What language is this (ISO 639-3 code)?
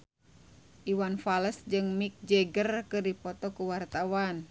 sun